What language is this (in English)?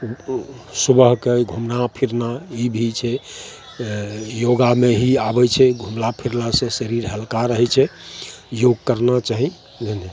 Maithili